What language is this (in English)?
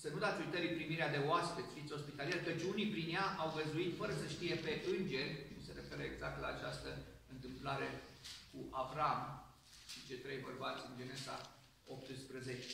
Romanian